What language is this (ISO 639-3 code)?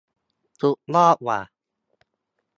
tha